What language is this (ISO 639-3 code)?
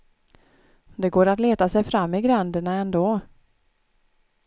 swe